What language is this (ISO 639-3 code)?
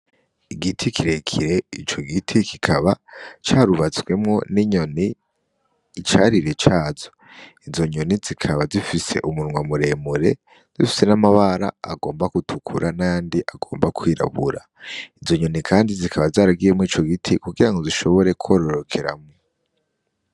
run